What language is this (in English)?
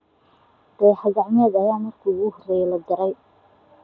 Somali